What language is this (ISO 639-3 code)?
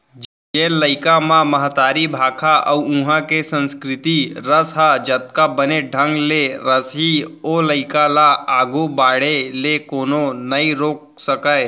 hne